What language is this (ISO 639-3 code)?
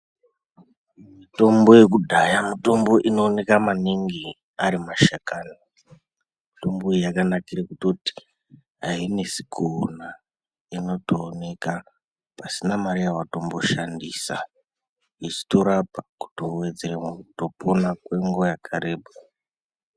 ndc